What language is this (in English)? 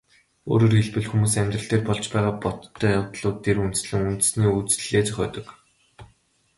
Mongolian